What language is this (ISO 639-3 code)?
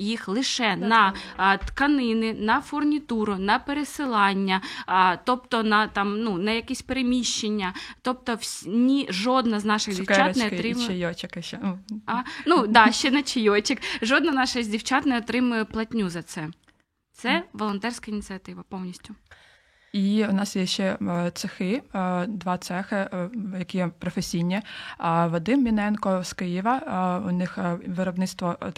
ukr